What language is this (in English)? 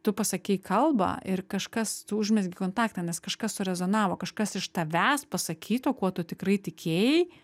Lithuanian